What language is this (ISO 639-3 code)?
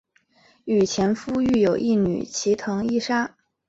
zho